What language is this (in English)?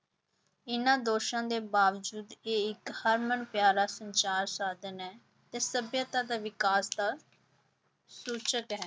Punjabi